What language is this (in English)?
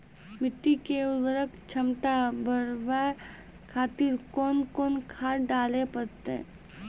Maithili